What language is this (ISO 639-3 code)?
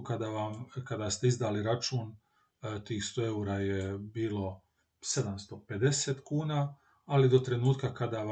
hrv